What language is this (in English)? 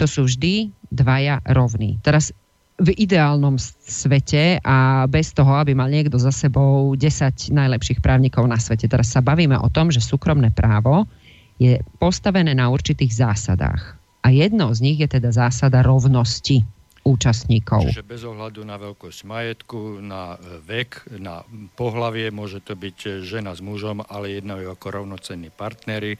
Slovak